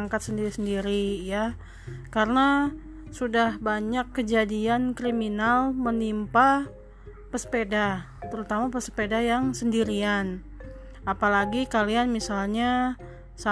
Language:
Indonesian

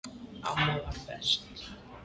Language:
Icelandic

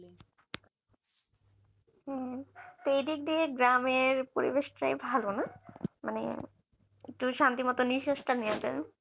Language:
Bangla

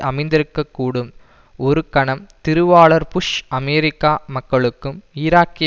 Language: Tamil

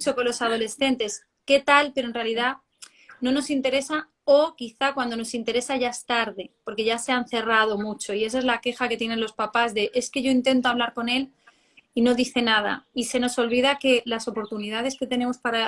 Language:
Spanish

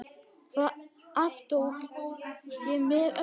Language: Icelandic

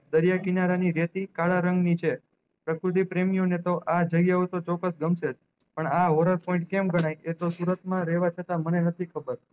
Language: Gujarati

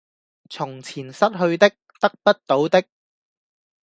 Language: Cantonese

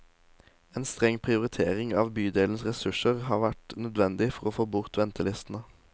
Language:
Norwegian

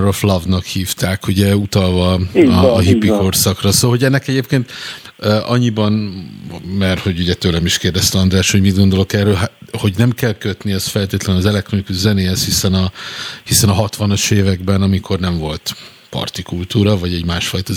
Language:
Hungarian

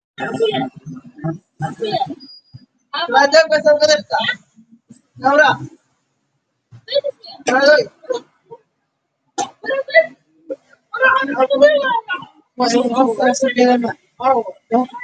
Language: Somali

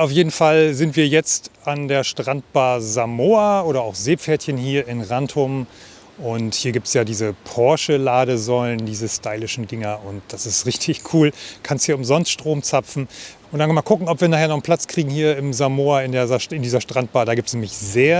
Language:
German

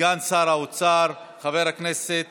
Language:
Hebrew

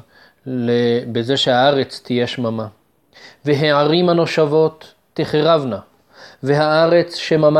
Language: Hebrew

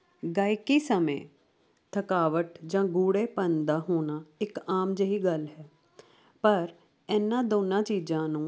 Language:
Punjabi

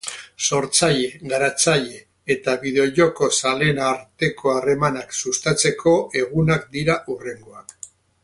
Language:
Basque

